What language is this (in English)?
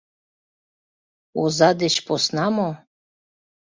Mari